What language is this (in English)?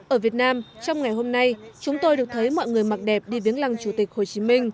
Vietnamese